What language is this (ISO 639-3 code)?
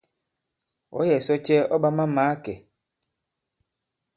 abb